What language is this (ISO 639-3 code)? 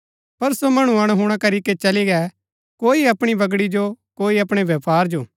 gbk